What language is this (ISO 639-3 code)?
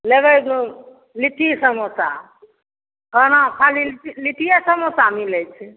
mai